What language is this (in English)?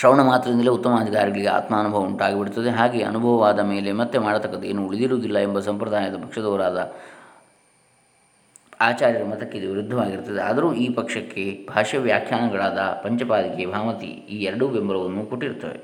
Kannada